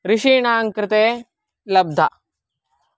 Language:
Sanskrit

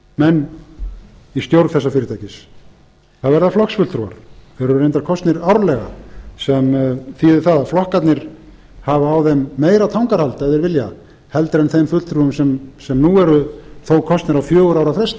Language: Icelandic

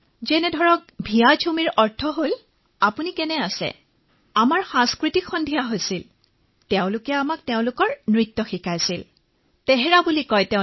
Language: Assamese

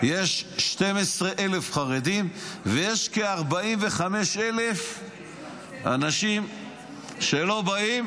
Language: Hebrew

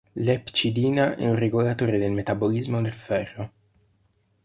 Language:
Italian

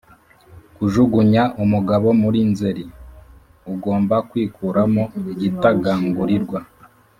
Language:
Kinyarwanda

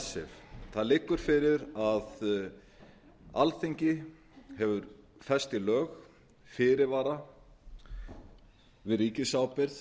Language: Icelandic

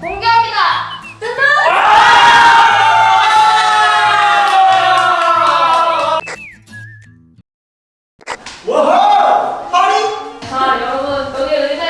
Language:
Korean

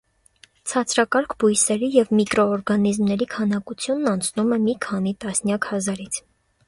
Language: Armenian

